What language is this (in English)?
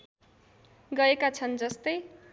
Nepali